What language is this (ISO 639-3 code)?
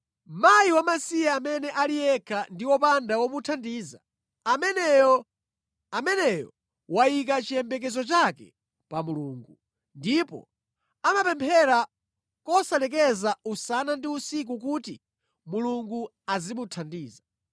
nya